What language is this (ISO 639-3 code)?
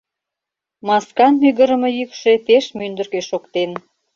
chm